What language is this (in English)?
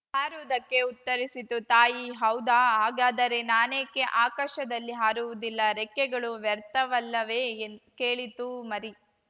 Kannada